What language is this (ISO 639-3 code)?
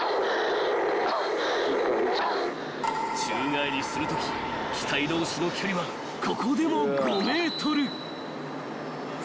jpn